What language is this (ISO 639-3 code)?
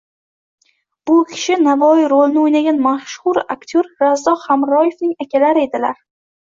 uzb